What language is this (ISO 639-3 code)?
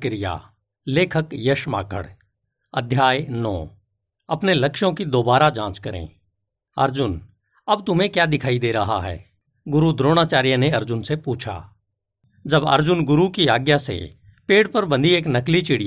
hin